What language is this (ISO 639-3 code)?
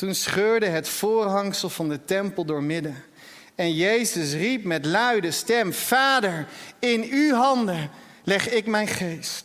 nld